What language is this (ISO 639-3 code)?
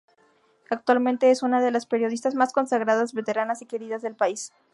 spa